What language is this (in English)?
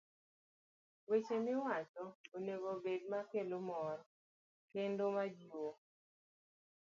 Luo (Kenya and Tanzania)